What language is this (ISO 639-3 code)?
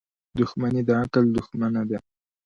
pus